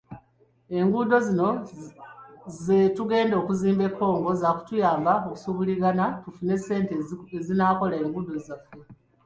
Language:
Ganda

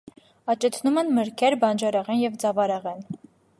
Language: Armenian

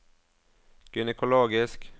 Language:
Norwegian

